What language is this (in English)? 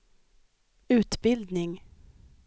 Swedish